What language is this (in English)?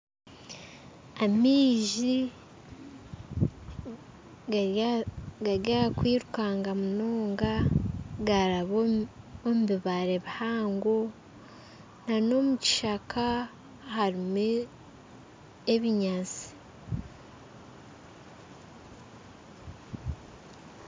Nyankole